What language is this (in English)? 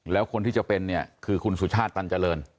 Thai